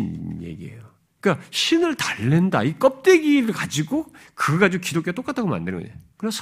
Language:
Korean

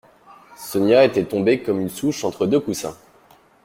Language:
French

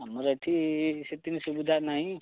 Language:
Odia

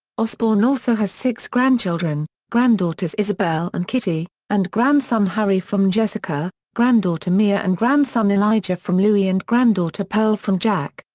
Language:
English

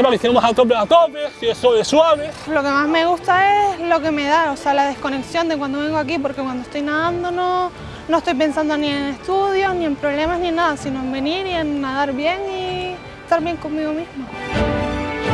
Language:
Spanish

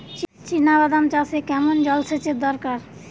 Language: Bangla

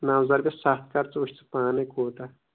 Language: Kashmiri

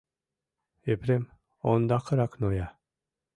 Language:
Mari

